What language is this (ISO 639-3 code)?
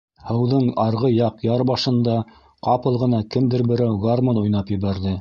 bak